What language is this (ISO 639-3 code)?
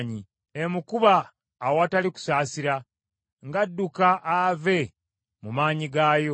lug